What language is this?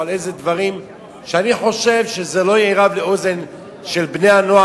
Hebrew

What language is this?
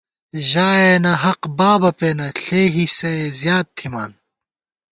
Gawar-Bati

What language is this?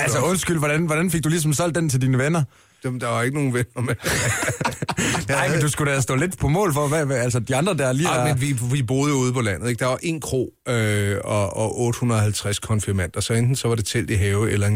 Danish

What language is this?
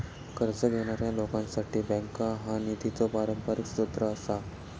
Marathi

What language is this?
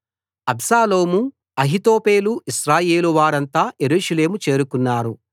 Telugu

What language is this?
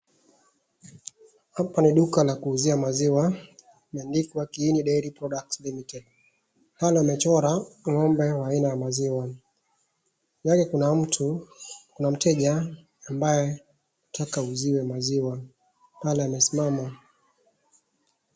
Swahili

